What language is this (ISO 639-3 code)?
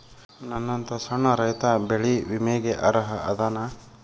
kan